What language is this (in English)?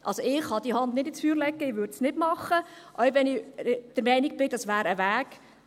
Swiss German